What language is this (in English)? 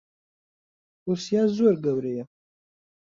Central Kurdish